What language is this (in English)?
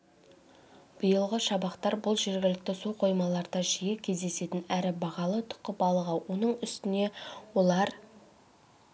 Kazakh